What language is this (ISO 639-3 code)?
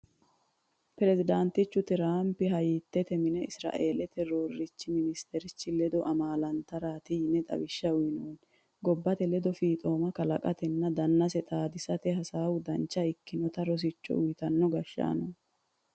sid